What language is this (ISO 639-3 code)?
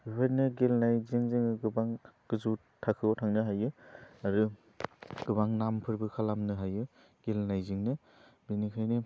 brx